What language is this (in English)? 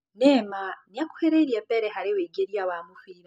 Kikuyu